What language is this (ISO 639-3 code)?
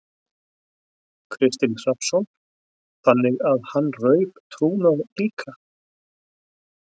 isl